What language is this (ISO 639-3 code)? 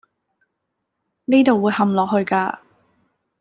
yue